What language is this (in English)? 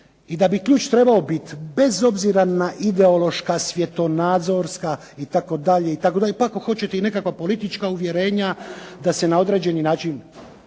Croatian